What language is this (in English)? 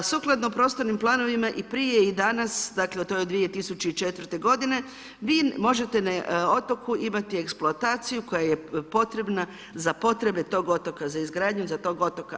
Croatian